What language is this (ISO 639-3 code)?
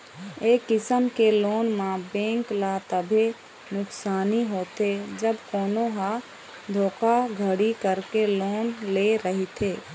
hne